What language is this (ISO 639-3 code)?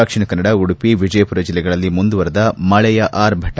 kan